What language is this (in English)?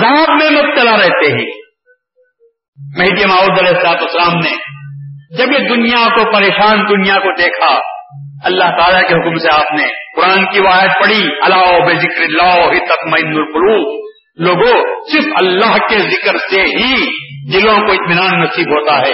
Urdu